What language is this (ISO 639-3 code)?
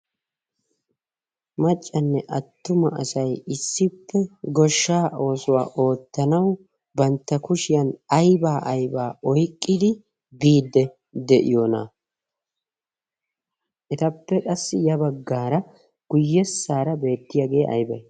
wal